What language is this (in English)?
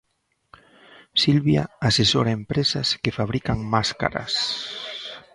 Galician